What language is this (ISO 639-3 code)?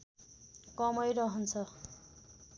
nep